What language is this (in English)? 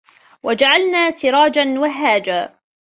Arabic